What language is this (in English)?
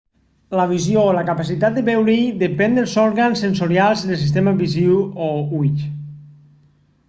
Catalan